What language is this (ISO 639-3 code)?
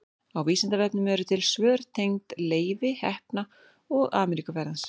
isl